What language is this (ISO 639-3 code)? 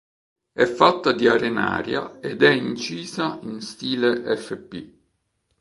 ita